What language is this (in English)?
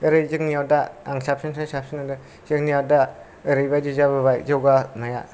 Bodo